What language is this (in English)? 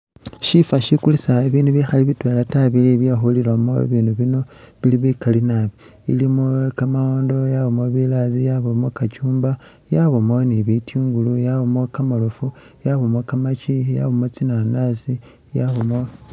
Masaaba